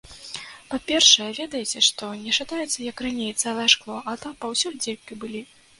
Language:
Belarusian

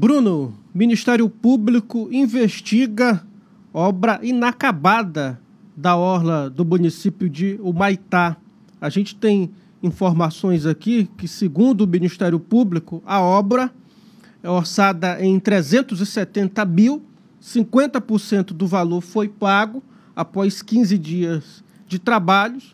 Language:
Portuguese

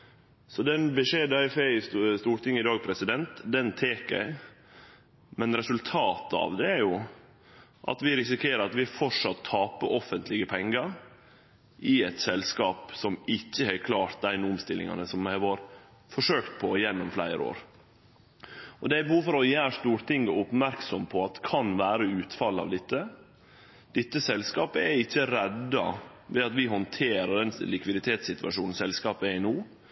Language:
Norwegian Nynorsk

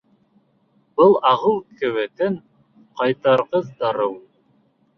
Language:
Bashkir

